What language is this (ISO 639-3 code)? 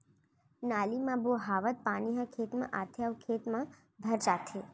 hne